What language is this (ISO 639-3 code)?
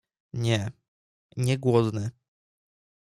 pol